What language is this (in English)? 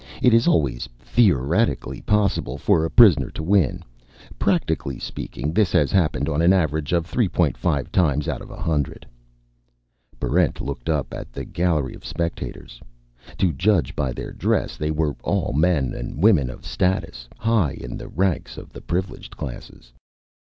English